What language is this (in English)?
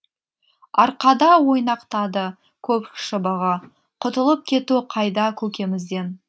Kazakh